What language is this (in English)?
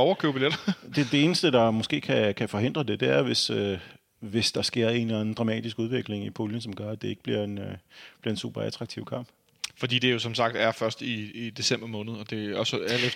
Danish